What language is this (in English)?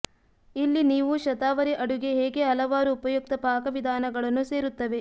Kannada